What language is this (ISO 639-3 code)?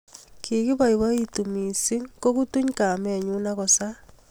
kln